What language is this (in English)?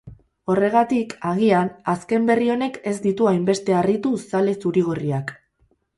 Basque